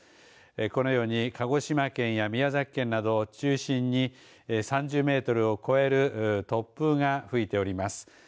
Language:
Japanese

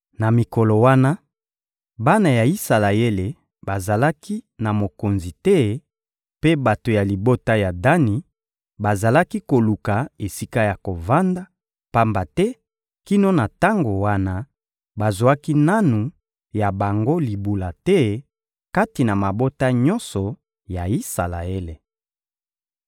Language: Lingala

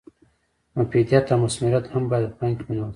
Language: Pashto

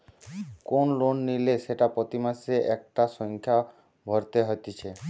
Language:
Bangla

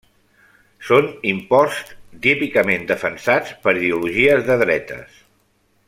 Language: Catalan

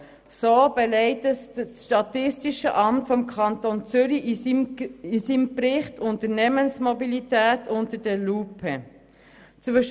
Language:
Swiss German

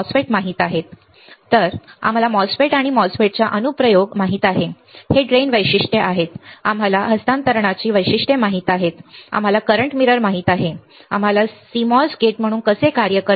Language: Marathi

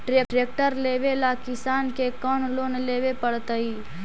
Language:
Magahi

